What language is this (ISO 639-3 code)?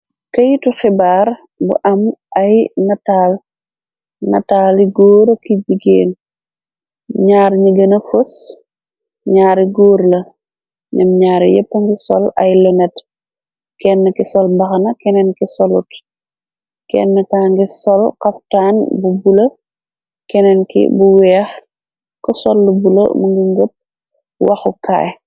wol